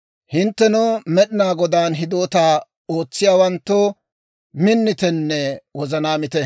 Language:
Dawro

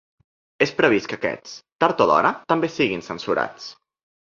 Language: Catalan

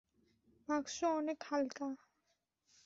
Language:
Bangla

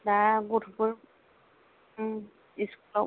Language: Bodo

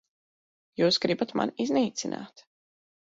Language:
Latvian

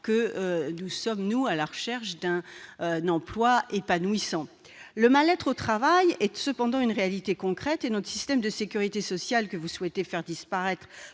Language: French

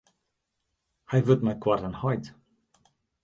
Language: Western Frisian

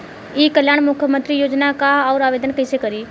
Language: Bhojpuri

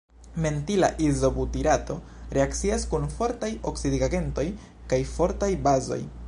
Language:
Esperanto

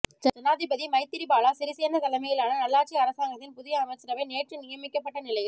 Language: Tamil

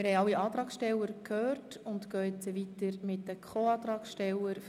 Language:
Swiss German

